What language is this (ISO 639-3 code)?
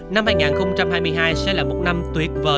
vie